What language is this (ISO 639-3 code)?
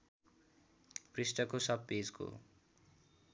nep